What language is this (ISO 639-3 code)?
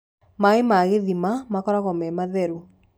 kik